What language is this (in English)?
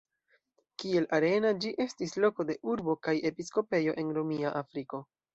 Esperanto